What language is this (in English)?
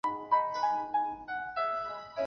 Chinese